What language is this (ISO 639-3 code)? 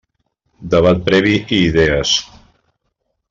cat